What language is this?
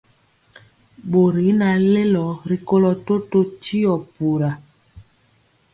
Mpiemo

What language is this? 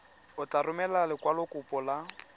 Tswana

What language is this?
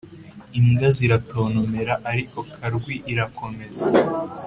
Kinyarwanda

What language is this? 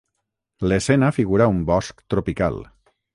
Catalan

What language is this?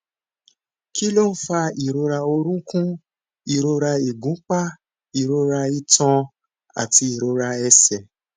Yoruba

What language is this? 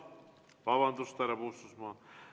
Estonian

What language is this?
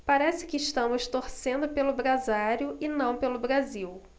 Portuguese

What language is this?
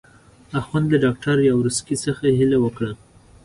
Pashto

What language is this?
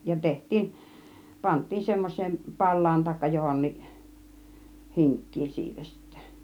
Finnish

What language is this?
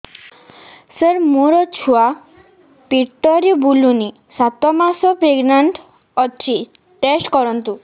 Odia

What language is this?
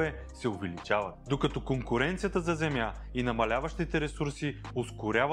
Bulgarian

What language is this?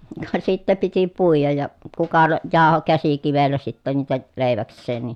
Finnish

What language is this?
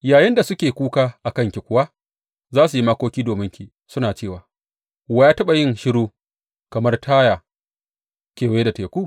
Hausa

